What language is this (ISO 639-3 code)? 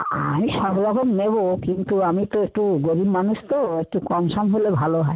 ben